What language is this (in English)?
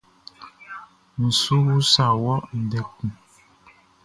Baoulé